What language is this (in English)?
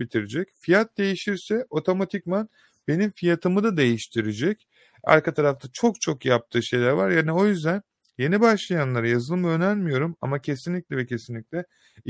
Turkish